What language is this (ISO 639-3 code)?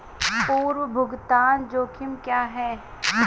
hin